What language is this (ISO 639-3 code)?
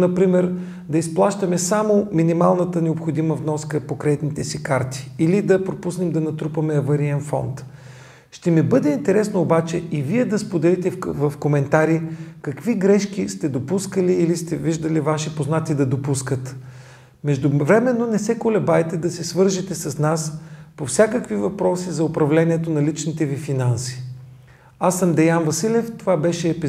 bul